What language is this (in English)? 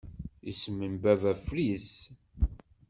Kabyle